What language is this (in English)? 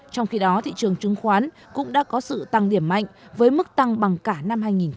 Vietnamese